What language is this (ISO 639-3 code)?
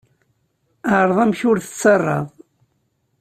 kab